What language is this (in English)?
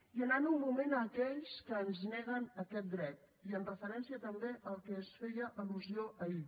Catalan